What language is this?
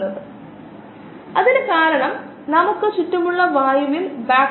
Malayalam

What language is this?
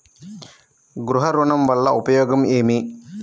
Telugu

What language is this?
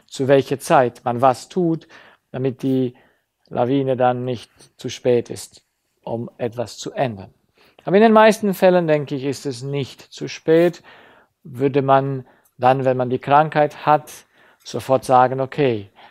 German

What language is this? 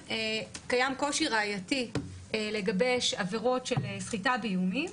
Hebrew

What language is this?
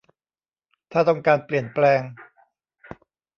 Thai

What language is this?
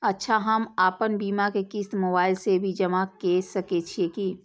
Maithili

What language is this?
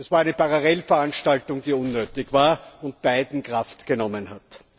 German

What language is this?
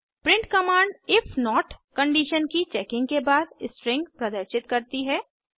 Hindi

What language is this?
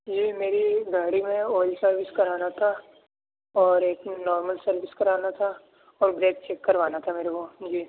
Urdu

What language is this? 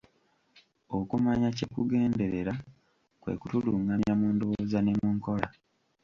Ganda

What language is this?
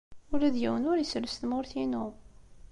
Kabyle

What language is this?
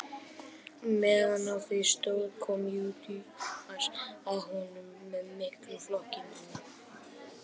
Icelandic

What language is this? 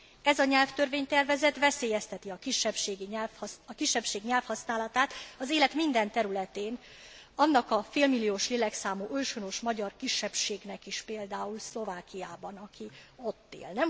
Hungarian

